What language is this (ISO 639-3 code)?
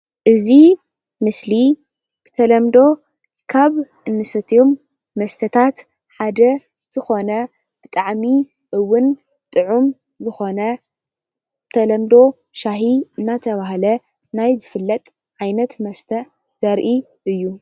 tir